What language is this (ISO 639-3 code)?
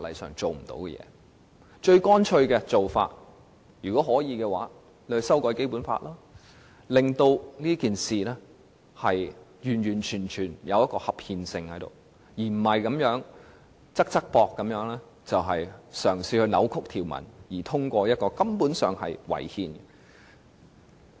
yue